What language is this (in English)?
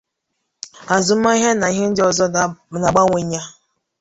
Igbo